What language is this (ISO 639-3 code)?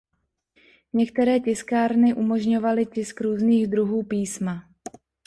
ces